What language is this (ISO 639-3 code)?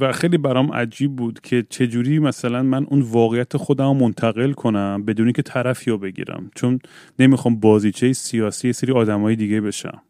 fas